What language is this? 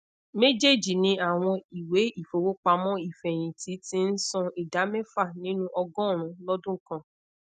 Yoruba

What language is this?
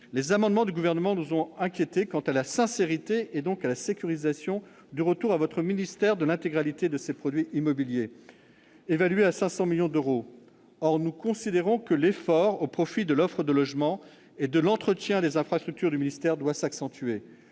French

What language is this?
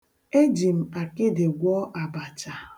Igbo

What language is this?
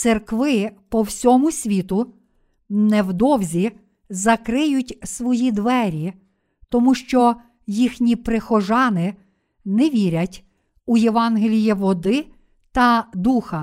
Ukrainian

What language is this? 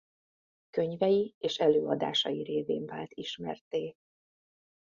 Hungarian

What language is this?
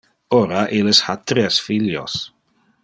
Interlingua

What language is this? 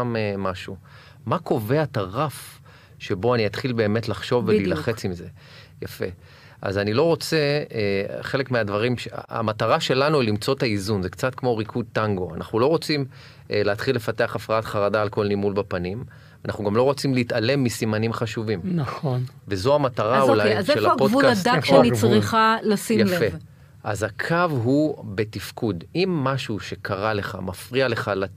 Hebrew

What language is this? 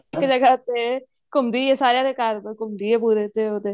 Punjabi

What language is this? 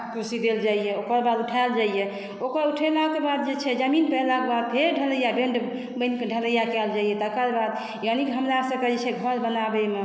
Maithili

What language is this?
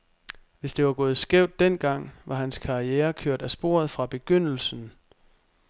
Danish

